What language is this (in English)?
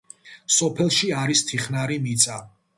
Georgian